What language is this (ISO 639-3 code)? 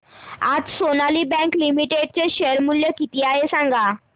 mar